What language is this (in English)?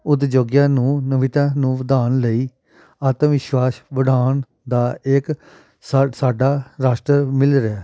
Punjabi